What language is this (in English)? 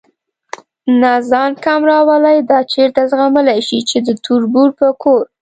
Pashto